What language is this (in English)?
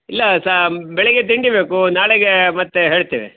Kannada